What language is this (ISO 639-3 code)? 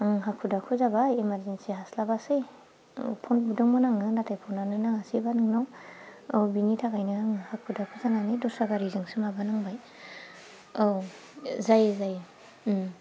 brx